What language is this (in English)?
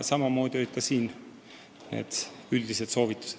Estonian